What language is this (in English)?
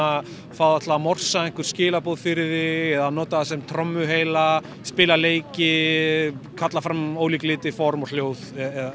Icelandic